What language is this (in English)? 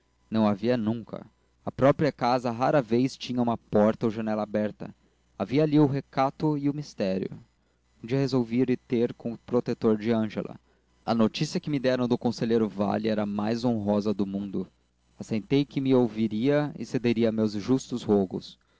Portuguese